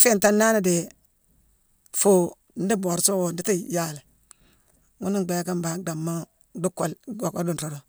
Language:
Mansoanka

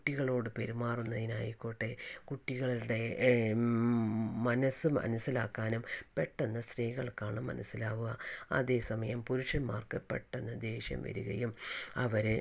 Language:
Malayalam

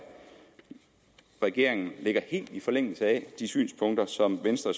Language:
Danish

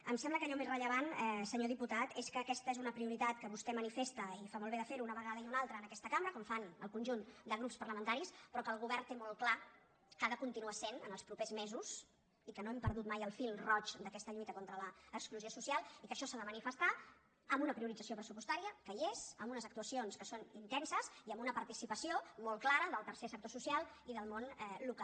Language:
Catalan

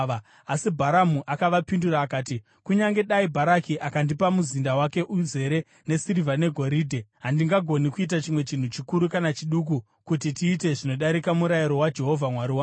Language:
Shona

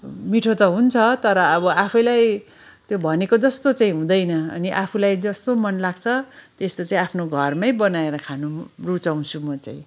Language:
Nepali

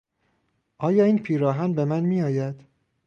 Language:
Persian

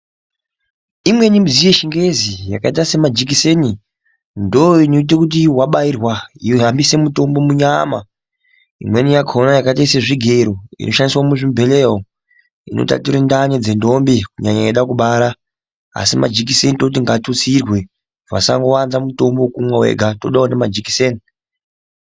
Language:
Ndau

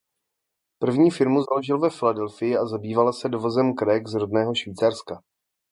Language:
Czech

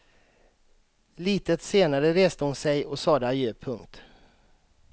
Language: Swedish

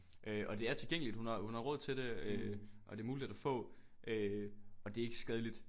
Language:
Danish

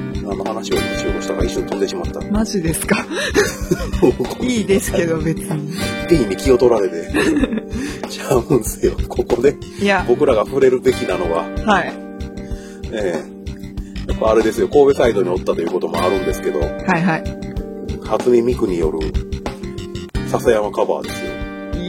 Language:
Japanese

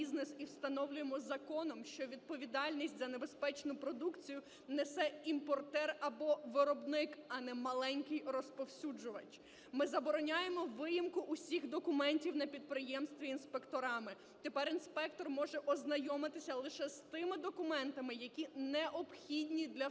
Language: Ukrainian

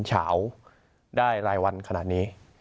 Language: Thai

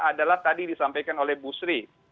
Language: Indonesian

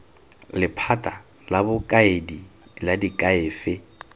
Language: Tswana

